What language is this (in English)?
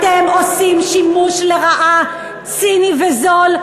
Hebrew